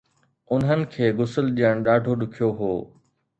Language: Sindhi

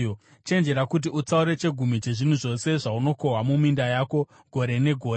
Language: Shona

